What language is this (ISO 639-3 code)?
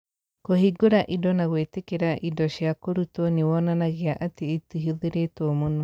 kik